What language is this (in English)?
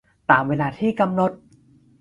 Thai